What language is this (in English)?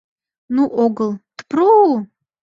Mari